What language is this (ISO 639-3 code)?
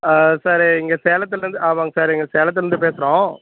tam